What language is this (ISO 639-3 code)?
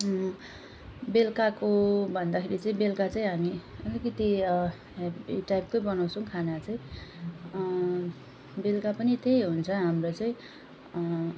nep